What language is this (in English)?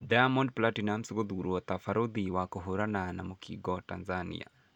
Kikuyu